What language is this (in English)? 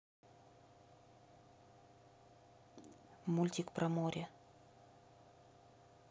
Russian